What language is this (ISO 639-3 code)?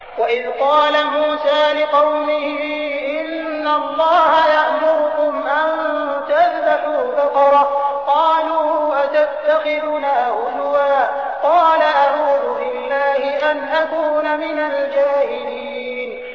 ara